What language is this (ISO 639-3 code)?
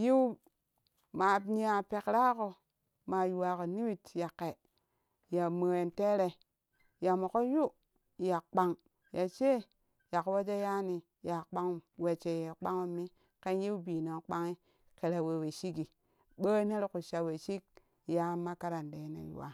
kuh